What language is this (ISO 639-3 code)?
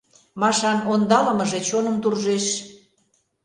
chm